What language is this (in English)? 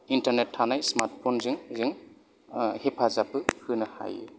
Bodo